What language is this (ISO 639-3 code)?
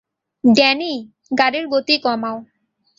ben